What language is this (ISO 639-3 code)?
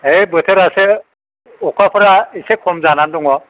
brx